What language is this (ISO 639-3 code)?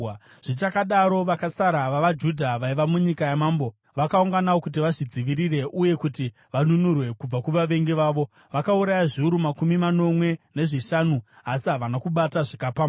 sna